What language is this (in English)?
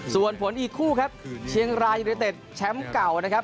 Thai